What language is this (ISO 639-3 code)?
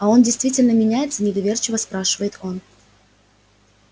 rus